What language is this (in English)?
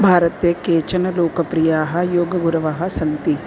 Sanskrit